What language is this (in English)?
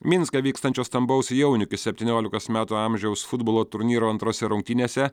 Lithuanian